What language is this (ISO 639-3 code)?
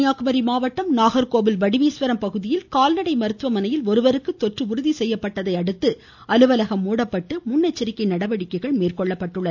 tam